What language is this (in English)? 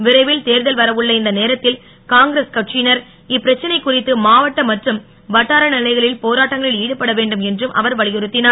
Tamil